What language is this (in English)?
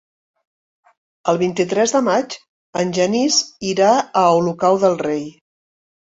Catalan